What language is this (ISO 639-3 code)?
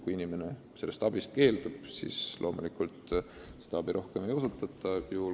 est